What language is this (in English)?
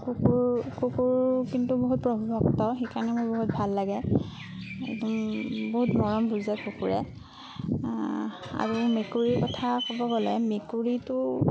Assamese